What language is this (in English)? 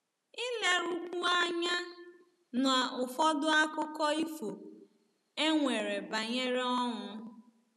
Igbo